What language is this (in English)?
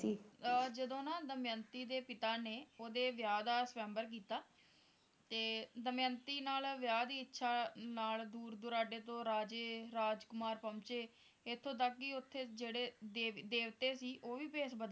Punjabi